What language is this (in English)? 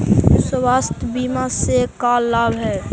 Magahi